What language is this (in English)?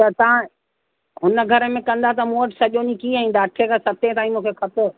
Sindhi